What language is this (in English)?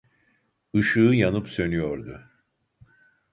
Turkish